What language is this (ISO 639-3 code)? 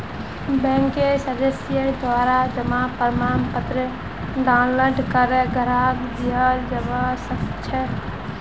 mag